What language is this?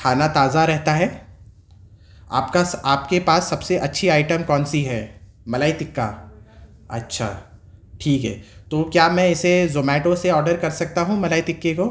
Urdu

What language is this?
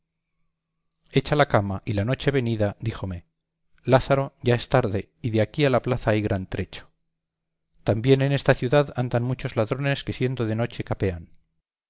Spanish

